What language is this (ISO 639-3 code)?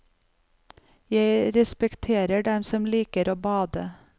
nor